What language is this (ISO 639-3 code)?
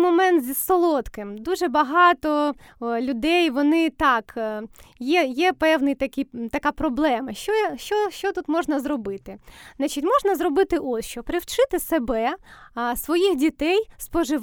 ukr